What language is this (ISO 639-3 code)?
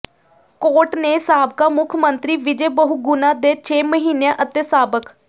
pan